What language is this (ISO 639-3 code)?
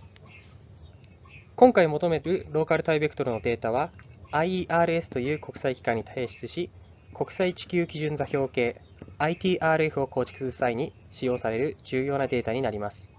jpn